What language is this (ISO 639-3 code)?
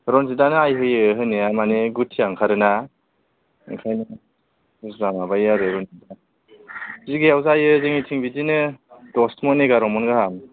brx